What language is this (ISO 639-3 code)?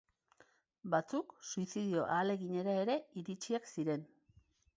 eus